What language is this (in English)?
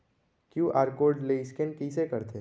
Chhattisgarhi